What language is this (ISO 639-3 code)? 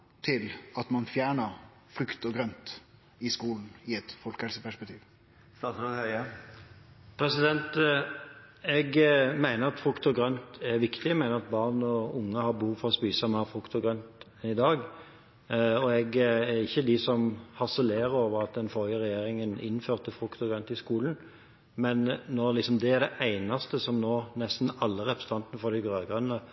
nor